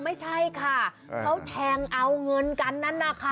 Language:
Thai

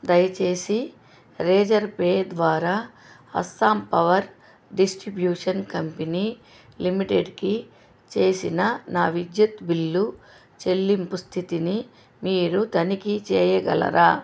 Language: Telugu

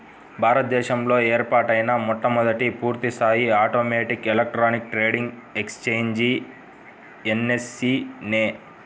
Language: Telugu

